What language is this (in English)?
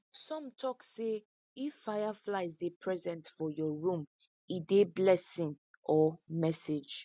Nigerian Pidgin